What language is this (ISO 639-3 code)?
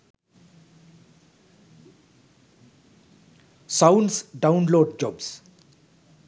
sin